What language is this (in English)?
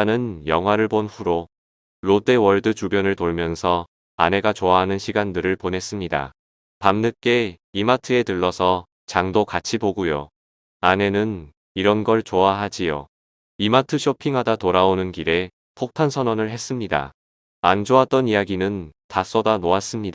Korean